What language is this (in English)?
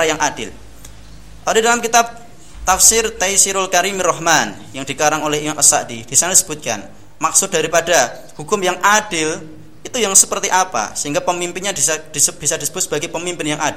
Indonesian